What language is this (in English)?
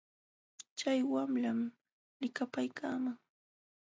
Jauja Wanca Quechua